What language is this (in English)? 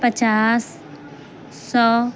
Urdu